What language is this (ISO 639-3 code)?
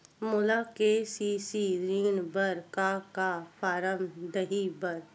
hne